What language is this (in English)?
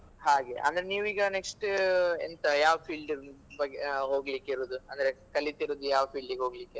Kannada